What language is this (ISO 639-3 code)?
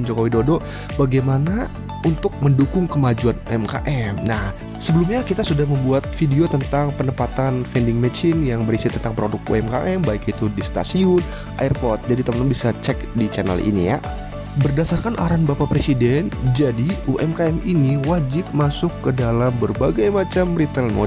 ind